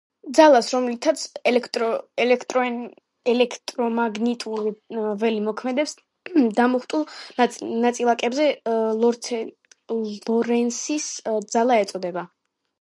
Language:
Georgian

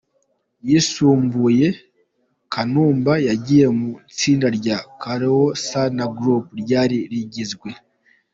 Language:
Kinyarwanda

